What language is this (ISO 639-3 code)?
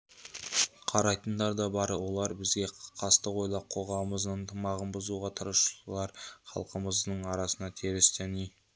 kaz